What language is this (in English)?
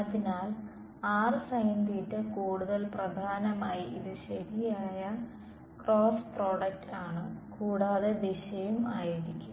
Malayalam